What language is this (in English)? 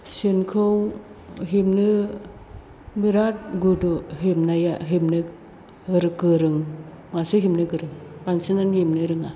Bodo